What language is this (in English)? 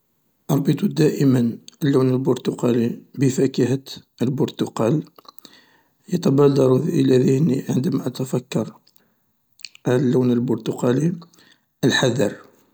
Algerian Arabic